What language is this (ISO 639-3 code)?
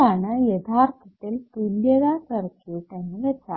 mal